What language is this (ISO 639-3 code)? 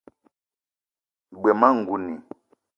eto